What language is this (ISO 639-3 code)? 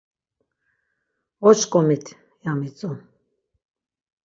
lzz